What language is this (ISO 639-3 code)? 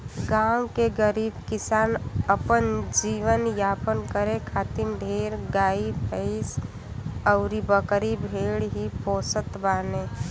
bho